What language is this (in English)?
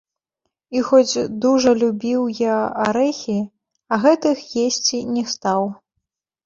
Belarusian